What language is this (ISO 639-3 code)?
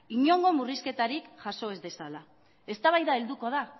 eus